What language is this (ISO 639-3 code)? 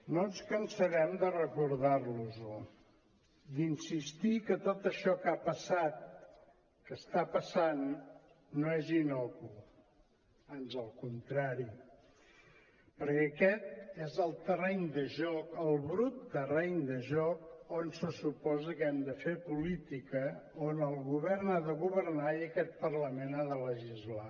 cat